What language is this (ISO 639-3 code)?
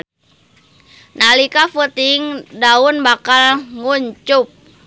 sun